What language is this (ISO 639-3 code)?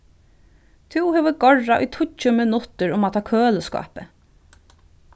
fao